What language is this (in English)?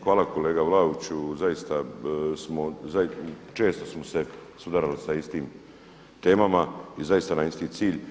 Croatian